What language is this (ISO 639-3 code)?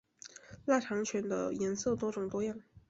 zho